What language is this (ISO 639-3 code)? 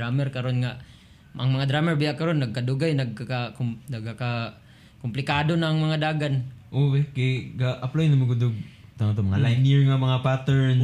fil